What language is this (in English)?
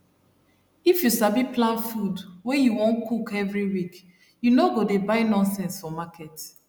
Nigerian Pidgin